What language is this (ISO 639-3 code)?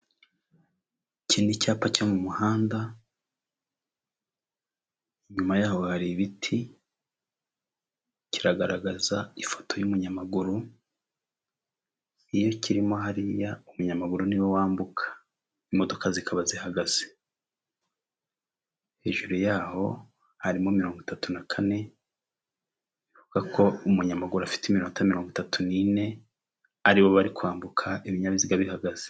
kin